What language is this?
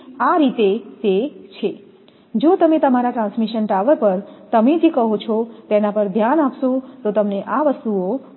Gujarati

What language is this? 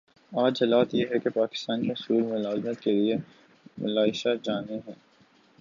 Urdu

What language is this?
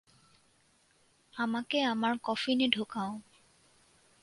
Bangla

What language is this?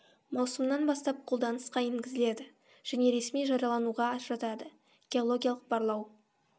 Kazakh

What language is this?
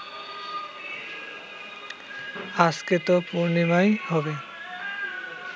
Bangla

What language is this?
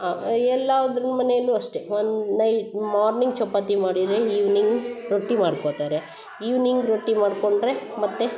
Kannada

